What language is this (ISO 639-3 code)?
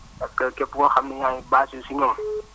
wol